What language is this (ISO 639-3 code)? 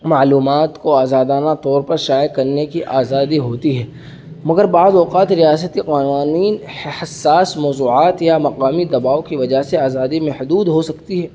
urd